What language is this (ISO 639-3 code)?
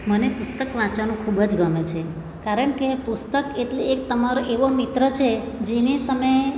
guj